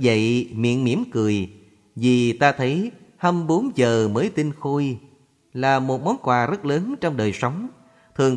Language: Vietnamese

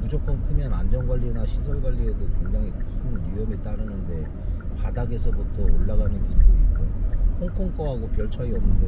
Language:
Korean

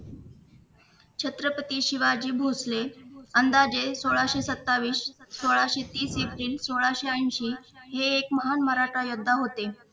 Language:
Marathi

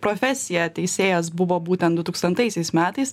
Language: Lithuanian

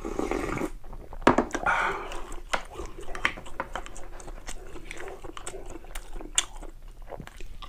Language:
Korean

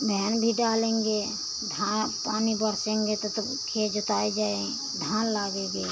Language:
Hindi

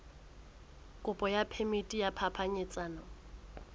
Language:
Southern Sotho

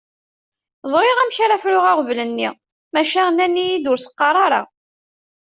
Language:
Kabyle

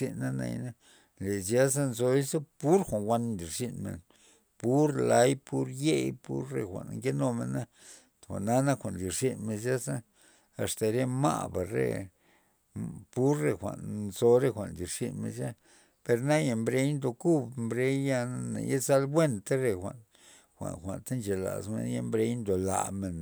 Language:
Loxicha Zapotec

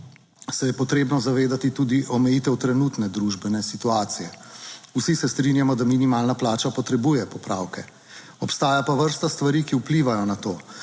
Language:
Slovenian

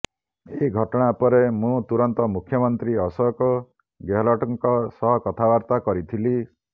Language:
Odia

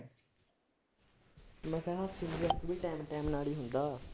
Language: Punjabi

